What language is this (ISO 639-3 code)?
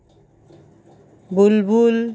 ben